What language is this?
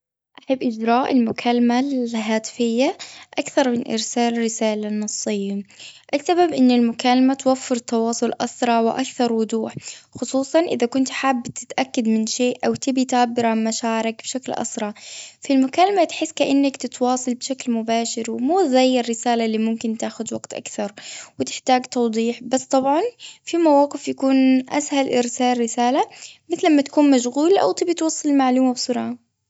Gulf Arabic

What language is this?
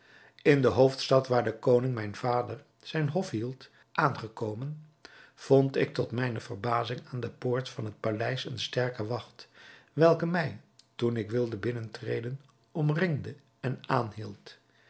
Dutch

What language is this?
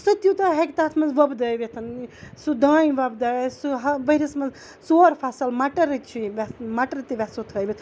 Kashmiri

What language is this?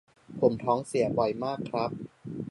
Thai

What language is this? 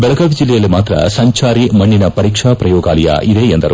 Kannada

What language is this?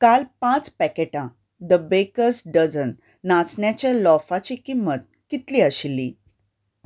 Konkani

